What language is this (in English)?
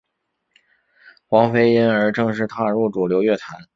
Chinese